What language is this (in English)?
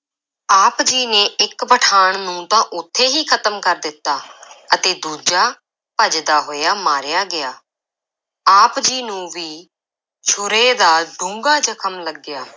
Punjabi